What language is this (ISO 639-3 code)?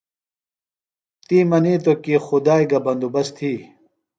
phl